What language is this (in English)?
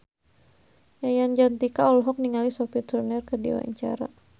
Sundanese